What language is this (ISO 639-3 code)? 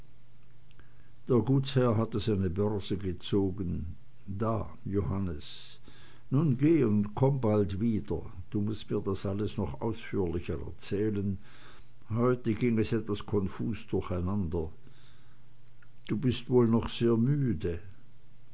deu